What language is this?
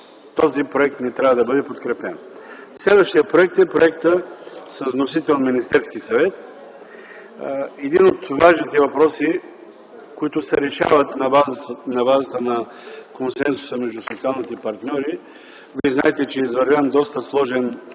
Bulgarian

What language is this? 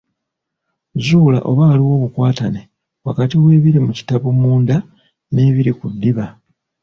Ganda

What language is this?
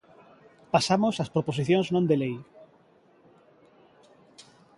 Galician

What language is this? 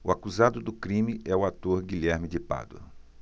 Portuguese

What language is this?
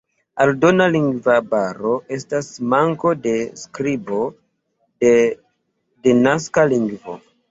Esperanto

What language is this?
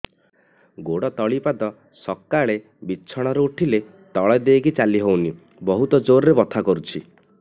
Odia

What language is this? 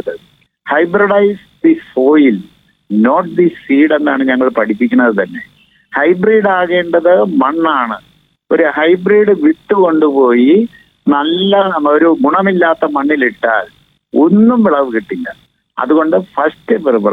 Malayalam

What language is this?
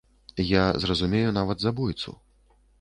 Belarusian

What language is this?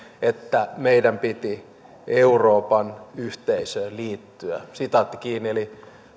Finnish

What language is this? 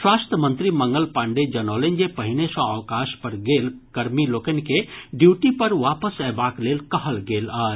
Maithili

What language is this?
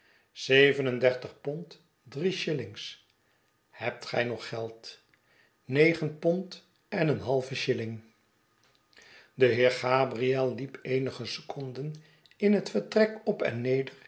Dutch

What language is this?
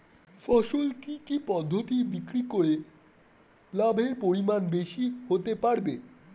Bangla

